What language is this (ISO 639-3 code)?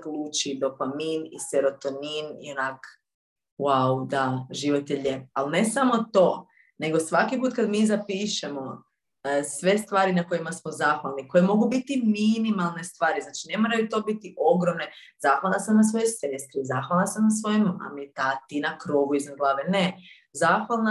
hrv